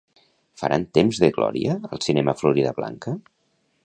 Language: Catalan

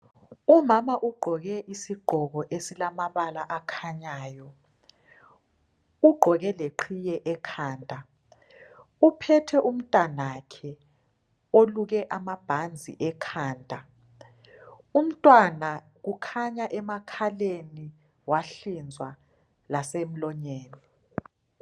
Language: North Ndebele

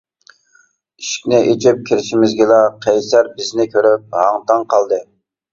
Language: Uyghur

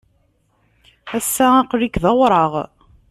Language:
Kabyle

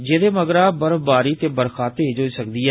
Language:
Dogri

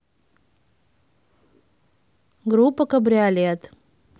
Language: Russian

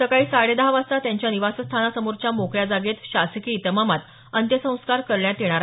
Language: Marathi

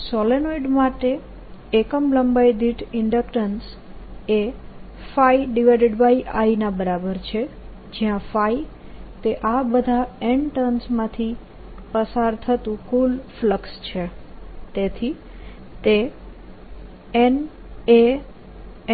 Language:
Gujarati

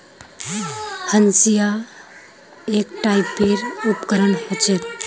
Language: Magahi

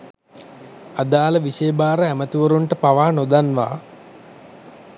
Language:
Sinhala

